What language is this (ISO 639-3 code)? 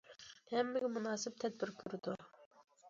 uig